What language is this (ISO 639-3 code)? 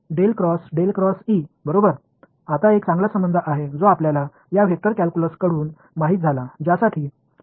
mar